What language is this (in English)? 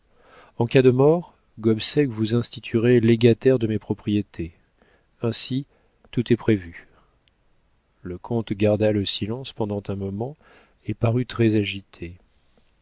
French